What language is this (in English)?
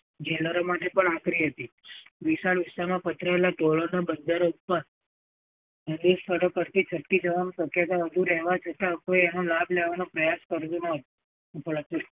Gujarati